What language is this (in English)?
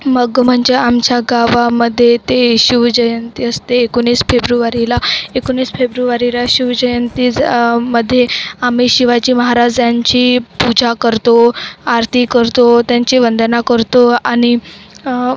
Marathi